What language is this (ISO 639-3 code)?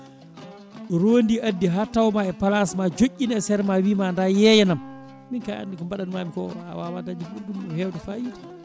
ful